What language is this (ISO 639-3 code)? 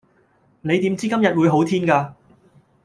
yue